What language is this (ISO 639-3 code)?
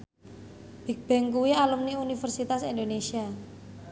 jav